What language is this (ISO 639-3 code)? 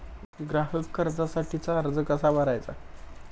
mar